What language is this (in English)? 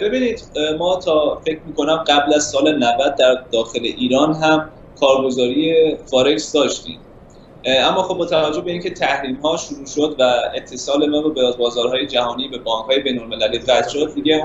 Persian